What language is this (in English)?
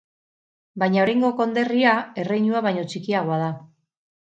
Basque